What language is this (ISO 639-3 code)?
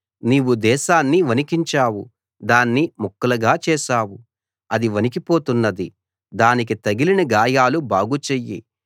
tel